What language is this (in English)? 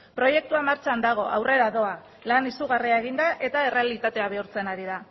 Basque